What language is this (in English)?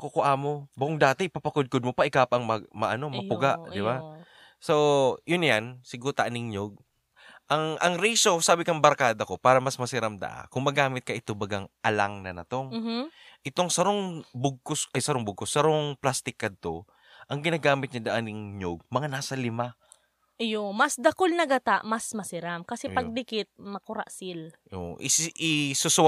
Filipino